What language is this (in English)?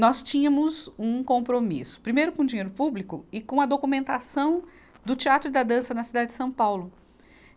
Portuguese